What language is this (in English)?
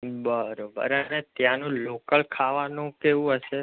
Gujarati